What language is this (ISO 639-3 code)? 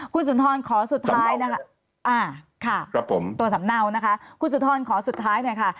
tha